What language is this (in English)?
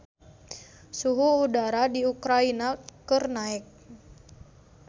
Sundanese